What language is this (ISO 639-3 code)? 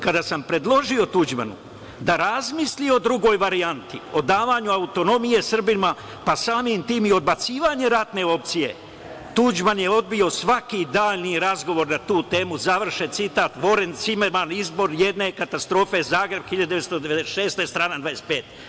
srp